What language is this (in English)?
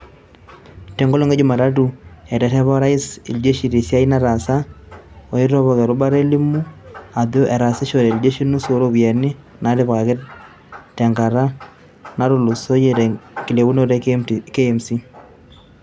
Masai